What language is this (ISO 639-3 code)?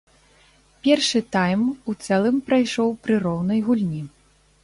bel